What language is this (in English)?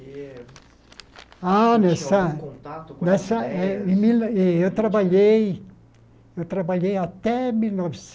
Portuguese